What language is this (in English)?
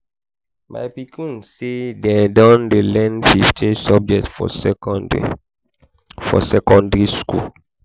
Nigerian Pidgin